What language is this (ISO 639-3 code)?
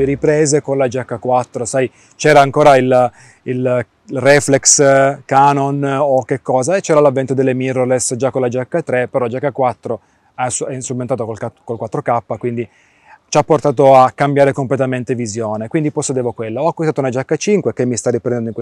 ita